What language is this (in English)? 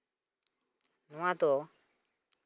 Santali